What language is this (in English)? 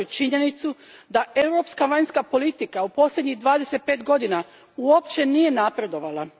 Croatian